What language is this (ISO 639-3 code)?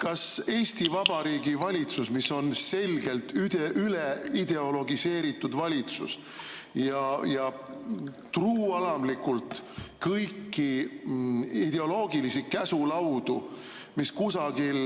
est